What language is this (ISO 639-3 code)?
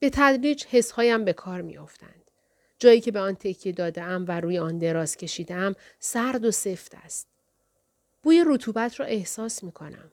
fas